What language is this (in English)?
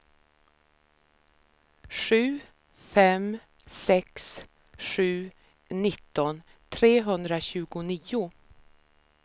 Swedish